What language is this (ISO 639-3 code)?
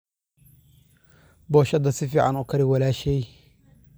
som